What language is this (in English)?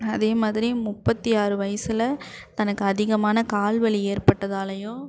Tamil